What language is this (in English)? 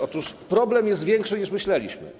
Polish